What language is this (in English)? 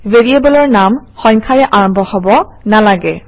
Assamese